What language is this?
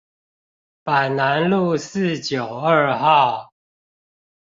Chinese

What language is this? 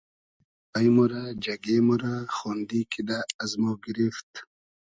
Hazaragi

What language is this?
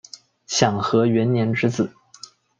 Chinese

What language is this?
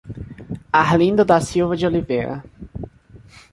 Portuguese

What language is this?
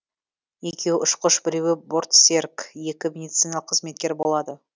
Kazakh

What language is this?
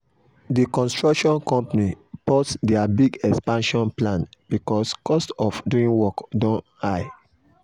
Nigerian Pidgin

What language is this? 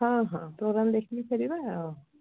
Odia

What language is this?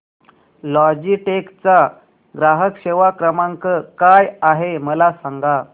Marathi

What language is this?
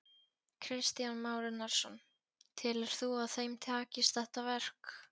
Icelandic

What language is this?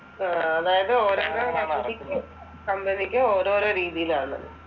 Malayalam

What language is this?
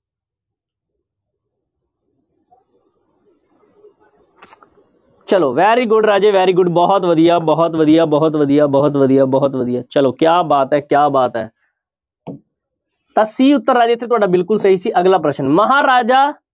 Punjabi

